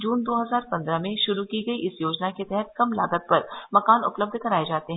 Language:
Hindi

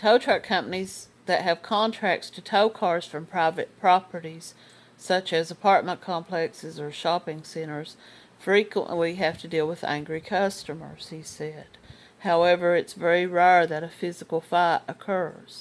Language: English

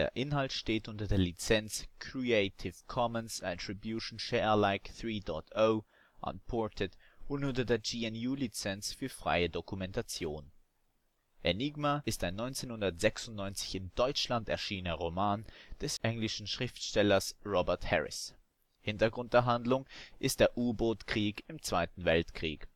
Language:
German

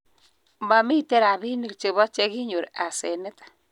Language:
Kalenjin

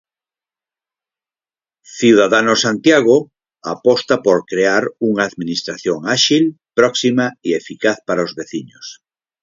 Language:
Galician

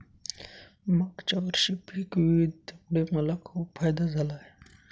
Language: Marathi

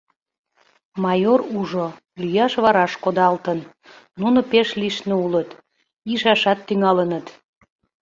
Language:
Mari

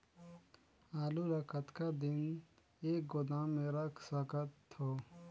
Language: Chhattisgarhi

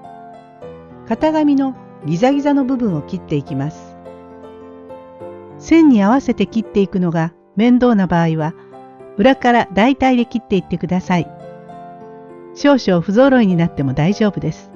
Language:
Japanese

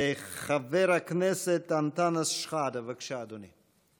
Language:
Hebrew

